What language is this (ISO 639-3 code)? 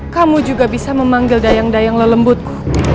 ind